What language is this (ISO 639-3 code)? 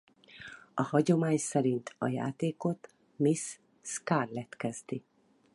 hun